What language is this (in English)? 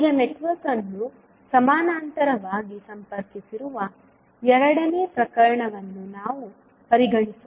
Kannada